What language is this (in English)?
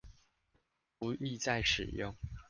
Chinese